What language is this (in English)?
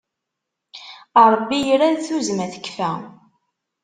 Kabyle